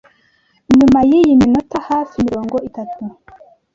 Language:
Kinyarwanda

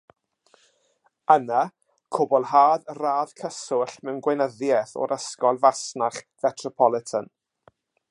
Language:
Welsh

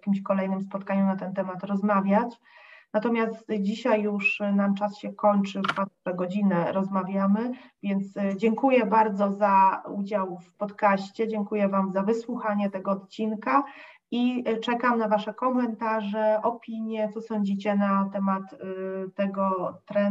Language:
Polish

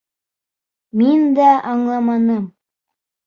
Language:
Bashkir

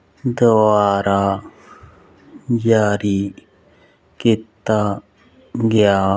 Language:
Punjabi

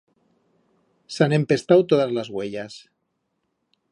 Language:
Aragonese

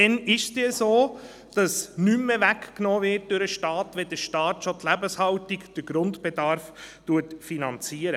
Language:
Swiss German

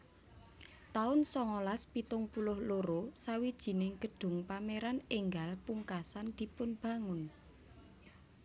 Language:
Javanese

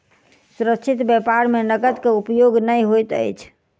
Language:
Maithili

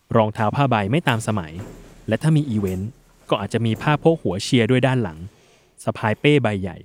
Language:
Thai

